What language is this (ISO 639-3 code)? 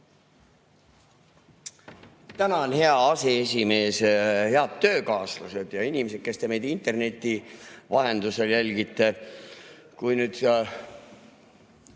est